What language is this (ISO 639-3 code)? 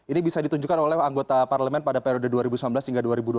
ind